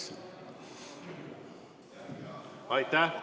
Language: Estonian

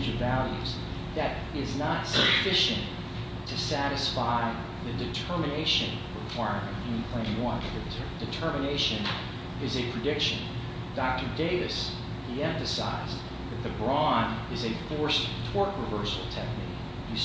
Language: English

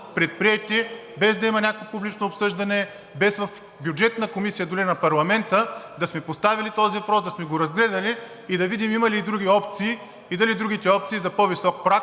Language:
Bulgarian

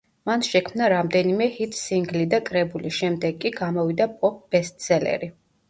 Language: Georgian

